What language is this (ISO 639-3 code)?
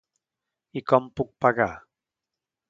cat